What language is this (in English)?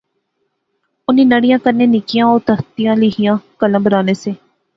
Pahari-Potwari